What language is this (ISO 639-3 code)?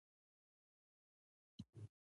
pus